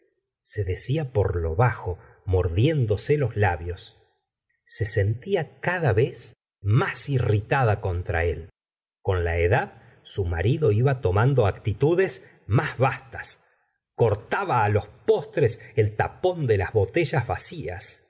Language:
Spanish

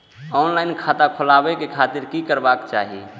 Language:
Maithili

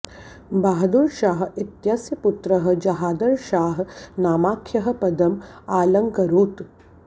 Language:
Sanskrit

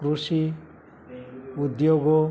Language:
Gujarati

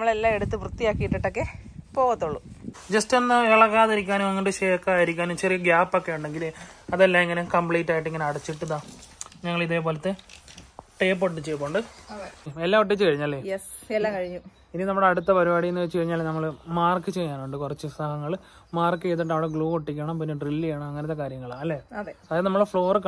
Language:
Malayalam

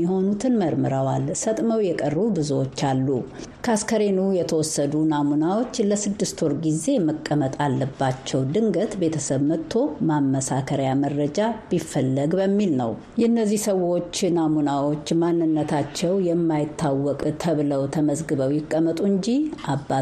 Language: Amharic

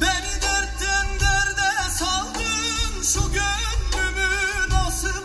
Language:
Turkish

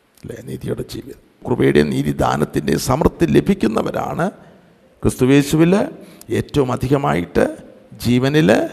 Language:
Malayalam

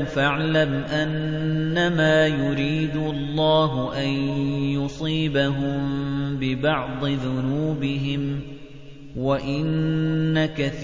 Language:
Arabic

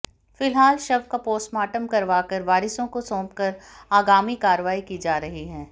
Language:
Hindi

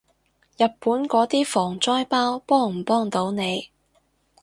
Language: Cantonese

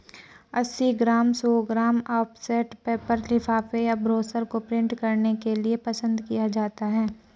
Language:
Hindi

